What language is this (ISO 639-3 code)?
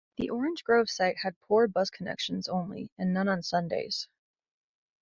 eng